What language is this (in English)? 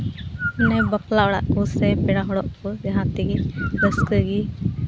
Santali